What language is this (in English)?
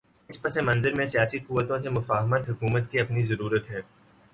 Urdu